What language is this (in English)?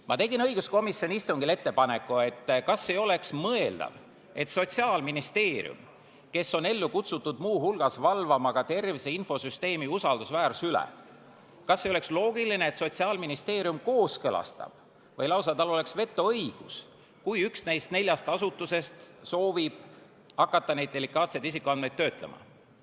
Estonian